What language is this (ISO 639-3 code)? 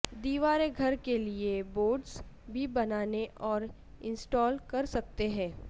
urd